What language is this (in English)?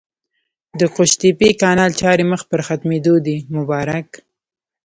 Pashto